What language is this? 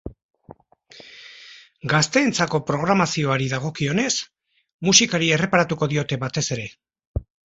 Basque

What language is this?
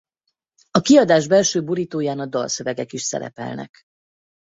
Hungarian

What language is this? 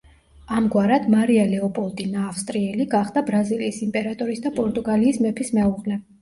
Georgian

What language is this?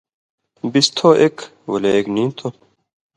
Indus Kohistani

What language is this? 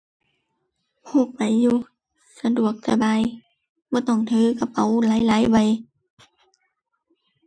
Thai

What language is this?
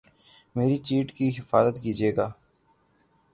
Urdu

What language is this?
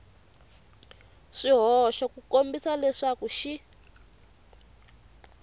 Tsonga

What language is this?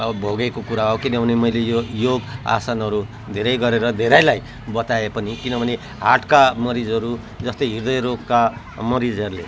Nepali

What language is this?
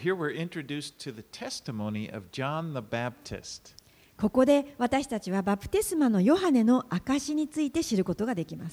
Japanese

